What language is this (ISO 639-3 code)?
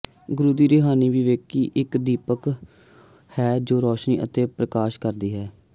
pan